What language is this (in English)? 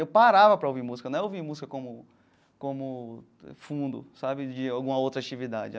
Portuguese